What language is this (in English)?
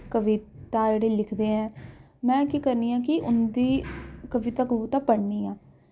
Dogri